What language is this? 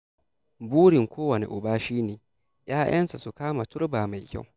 Hausa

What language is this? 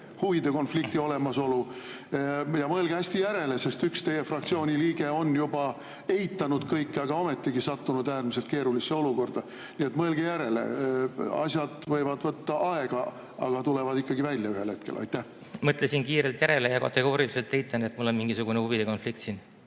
Estonian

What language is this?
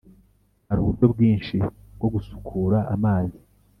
Kinyarwanda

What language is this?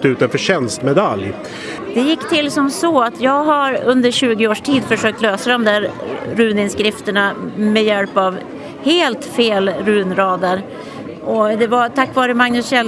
Swedish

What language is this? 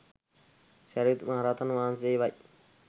Sinhala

